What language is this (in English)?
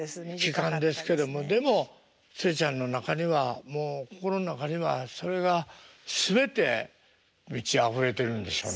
Japanese